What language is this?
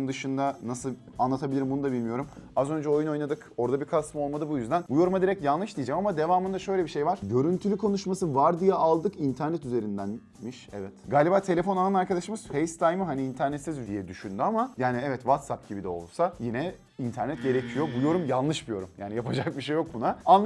Turkish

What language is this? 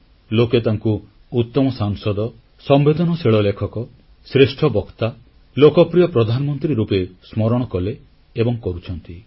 Odia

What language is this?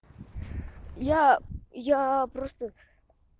Russian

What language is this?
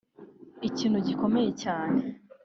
Kinyarwanda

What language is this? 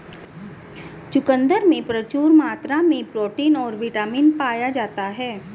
Hindi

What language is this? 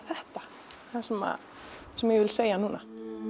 Icelandic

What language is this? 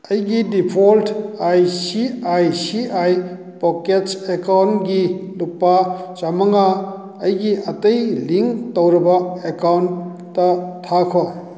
Manipuri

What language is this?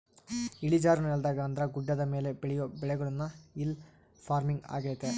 Kannada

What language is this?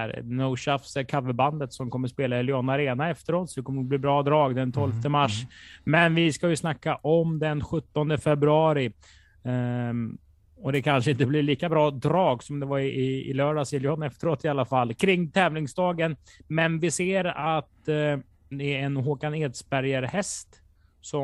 Swedish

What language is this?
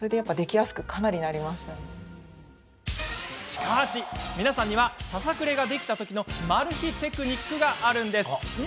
Japanese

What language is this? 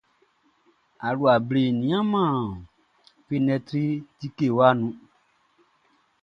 Baoulé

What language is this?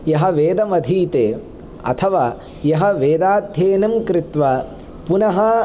Sanskrit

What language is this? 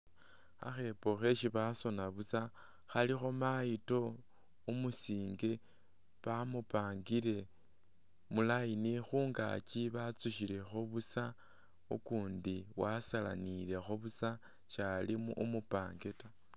Masaaba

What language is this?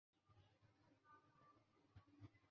Chinese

